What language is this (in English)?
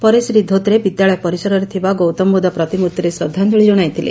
Odia